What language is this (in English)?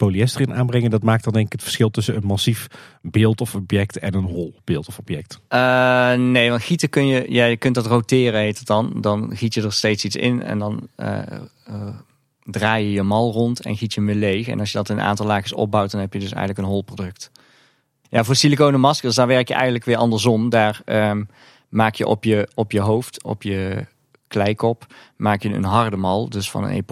Dutch